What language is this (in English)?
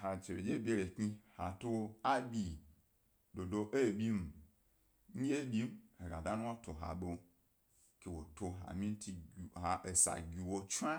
Gbari